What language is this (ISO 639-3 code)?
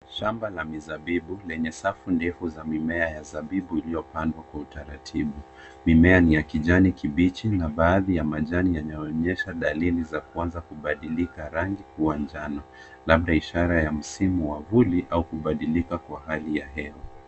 swa